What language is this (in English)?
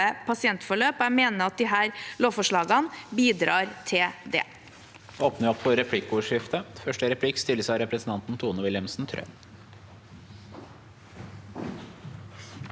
Norwegian